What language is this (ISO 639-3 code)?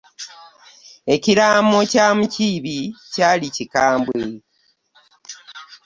lug